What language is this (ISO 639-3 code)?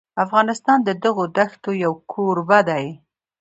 pus